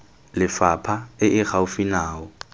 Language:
Tswana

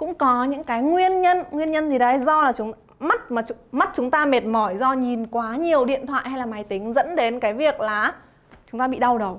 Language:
Vietnamese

